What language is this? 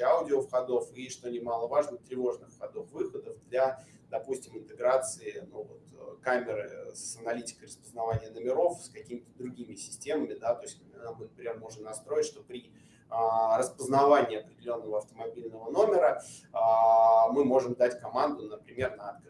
Russian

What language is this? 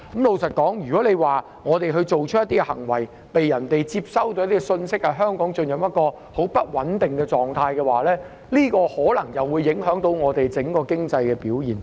Cantonese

